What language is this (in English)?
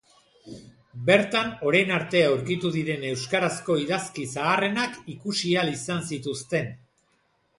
Basque